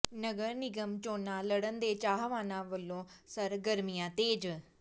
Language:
Punjabi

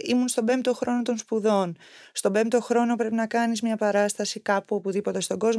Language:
Greek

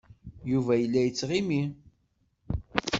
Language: Kabyle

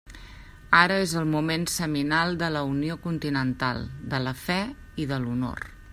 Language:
Catalan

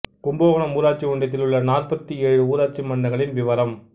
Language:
Tamil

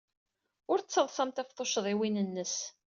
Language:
Kabyle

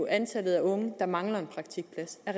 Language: Danish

